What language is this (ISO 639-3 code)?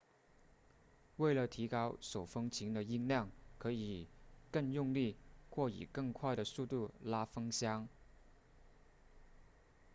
zho